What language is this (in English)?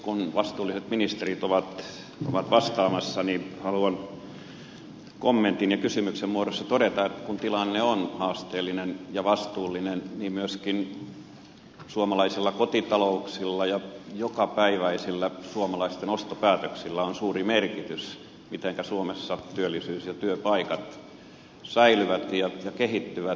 Finnish